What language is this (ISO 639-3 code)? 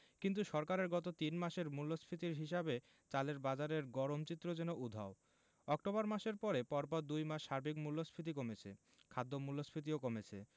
ben